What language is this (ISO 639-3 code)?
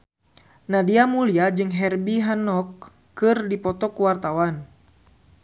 sun